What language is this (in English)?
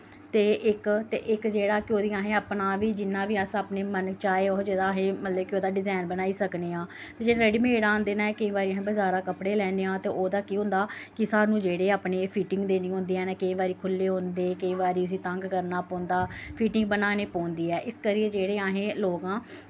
Dogri